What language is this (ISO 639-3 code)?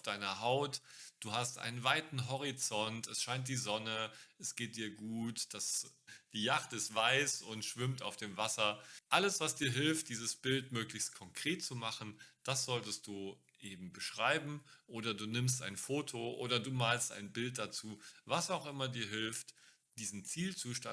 deu